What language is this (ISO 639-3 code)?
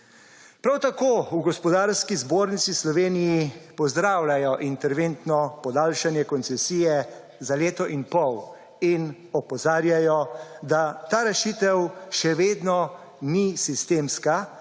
slv